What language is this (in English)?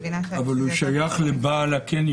Hebrew